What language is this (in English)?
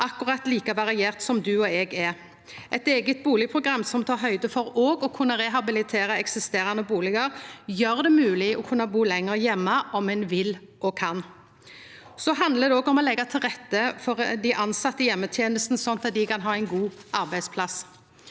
Norwegian